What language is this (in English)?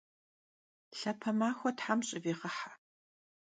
Kabardian